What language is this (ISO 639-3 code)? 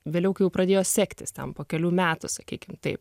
lit